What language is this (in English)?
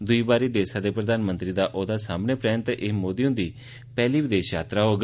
Dogri